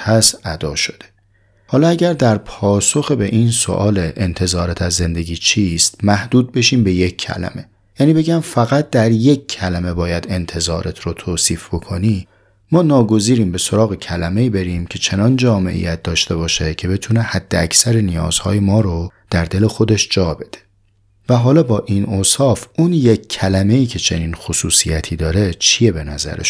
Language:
Persian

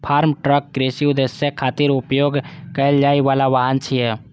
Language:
Maithili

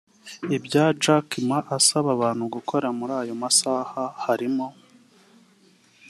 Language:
Kinyarwanda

